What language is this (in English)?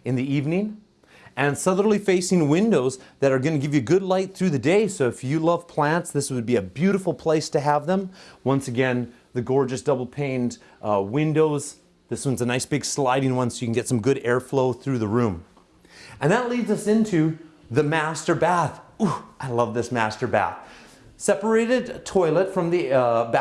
English